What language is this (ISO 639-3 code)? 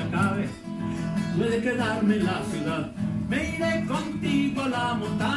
spa